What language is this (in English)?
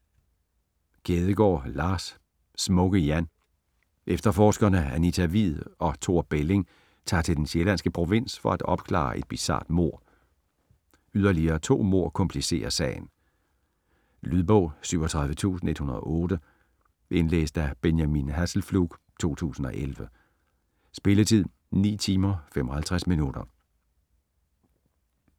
Danish